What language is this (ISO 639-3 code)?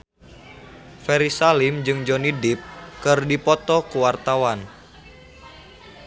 sun